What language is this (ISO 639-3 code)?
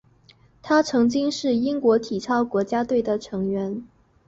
zho